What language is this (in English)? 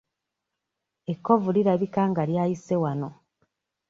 Ganda